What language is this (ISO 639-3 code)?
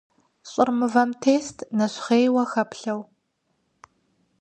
kbd